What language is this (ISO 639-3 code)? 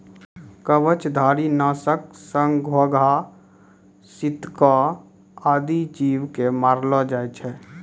mai